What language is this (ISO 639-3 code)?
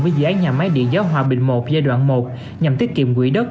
vie